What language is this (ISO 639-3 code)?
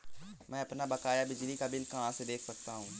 hin